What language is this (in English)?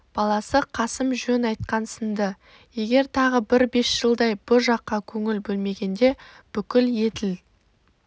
Kazakh